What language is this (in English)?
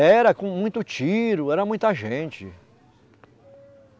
Portuguese